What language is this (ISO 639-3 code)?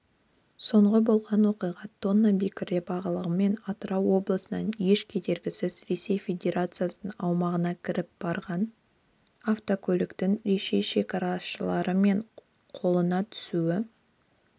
kaz